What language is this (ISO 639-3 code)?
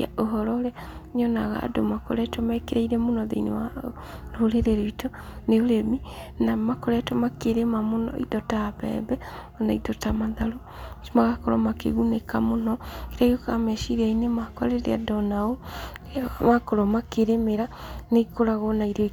kik